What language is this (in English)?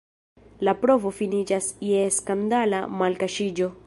Esperanto